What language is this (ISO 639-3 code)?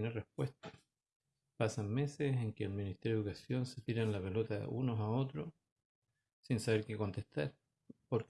spa